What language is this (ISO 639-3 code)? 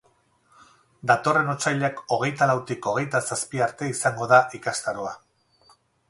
eus